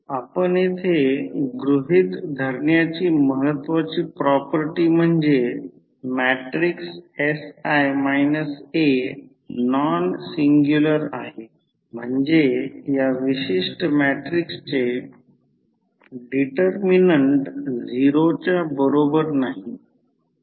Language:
Marathi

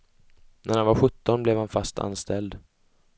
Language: Swedish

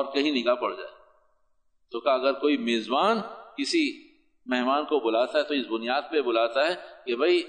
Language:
Urdu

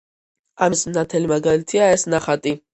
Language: Georgian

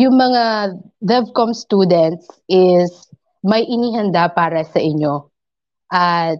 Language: Filipino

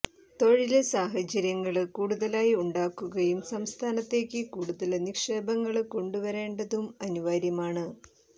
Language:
Malayalam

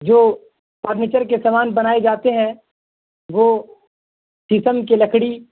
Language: Urdu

